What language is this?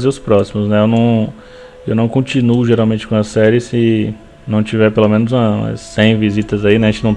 Portuguese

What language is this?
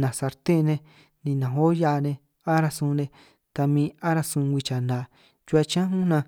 San Martín Itunyoso Triqui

